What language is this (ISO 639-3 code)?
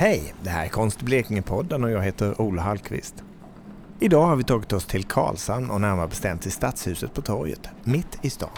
swe